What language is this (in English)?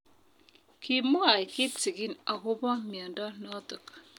Kalenjin